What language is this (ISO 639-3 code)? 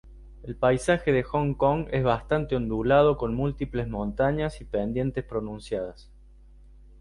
spa